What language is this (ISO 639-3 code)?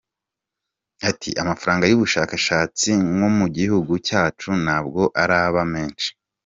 kin